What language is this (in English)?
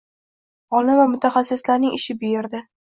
Uzbek